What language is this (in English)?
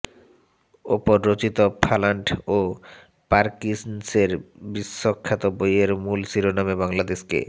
Bangla